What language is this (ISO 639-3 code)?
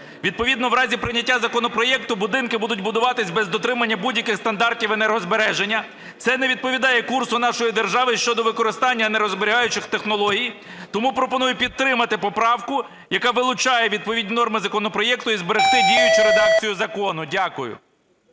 ukr